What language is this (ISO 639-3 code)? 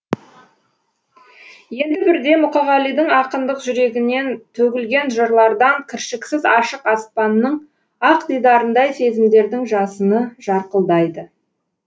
kaz